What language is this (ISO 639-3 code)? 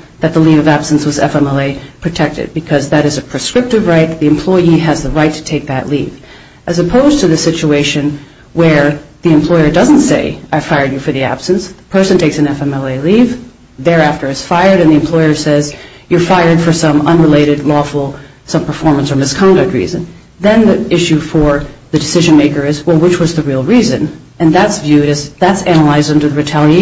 eng